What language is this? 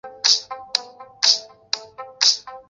Chinese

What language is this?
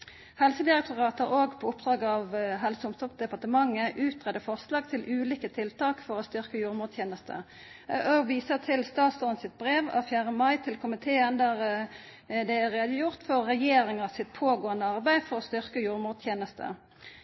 Norwegian Nynorsk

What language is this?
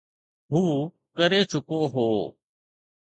Sindhi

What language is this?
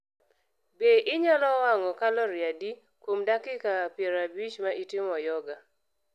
Luo (Kenya and Tanzania)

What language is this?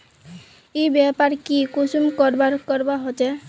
Magahi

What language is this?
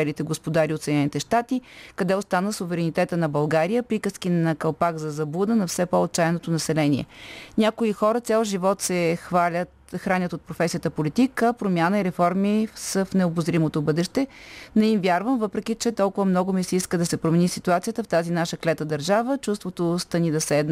Bulgarian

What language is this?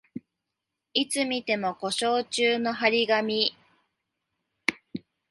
Japanese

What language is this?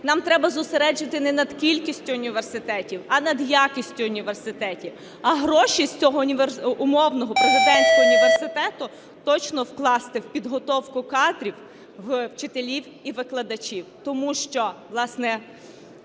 Ukrainian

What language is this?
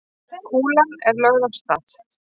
Icelandic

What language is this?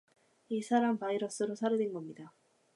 Korean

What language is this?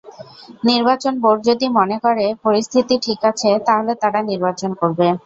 Bangla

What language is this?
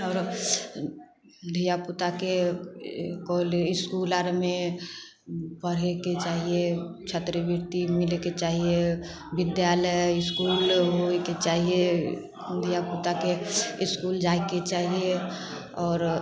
Maithili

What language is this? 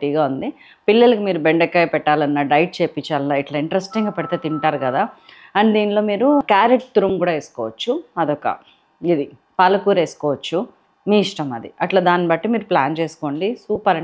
Telugu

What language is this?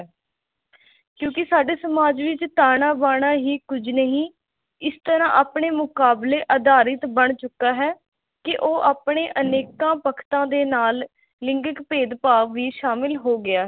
Punjabi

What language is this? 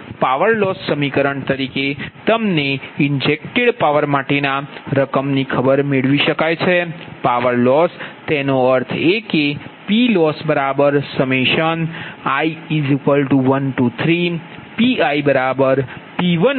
Gujarati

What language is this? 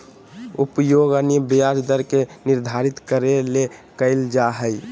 Magahi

